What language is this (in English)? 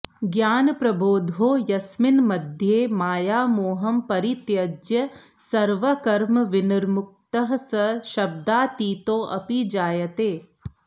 Sanskrit